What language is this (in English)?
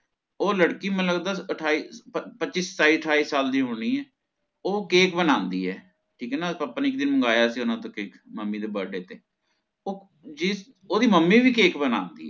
Punjabi